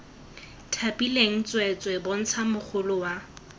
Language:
Tswana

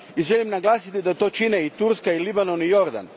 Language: Croatian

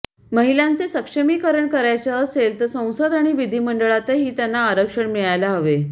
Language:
Marathi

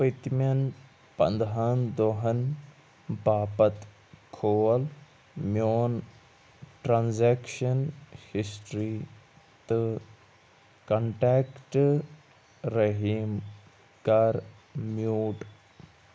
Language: Kashmiri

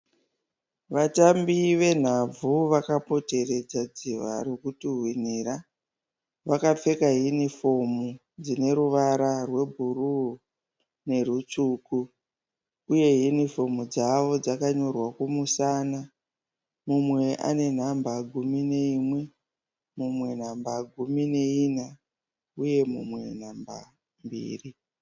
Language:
Shona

